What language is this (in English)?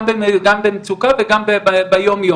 Hebrew